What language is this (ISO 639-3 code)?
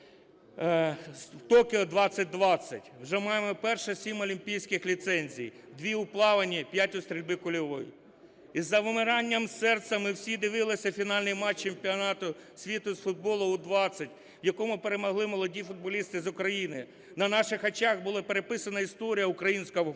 ukr